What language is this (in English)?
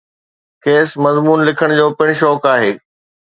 Sindhi